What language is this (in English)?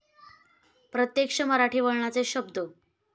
Marathi